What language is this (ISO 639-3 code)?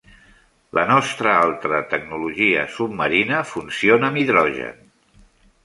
cat